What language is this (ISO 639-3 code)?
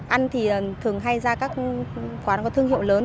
vie